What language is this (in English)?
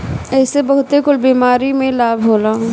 Bhojpuri